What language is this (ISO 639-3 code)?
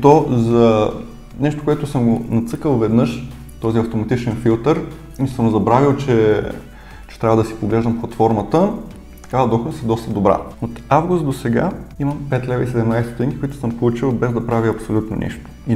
bul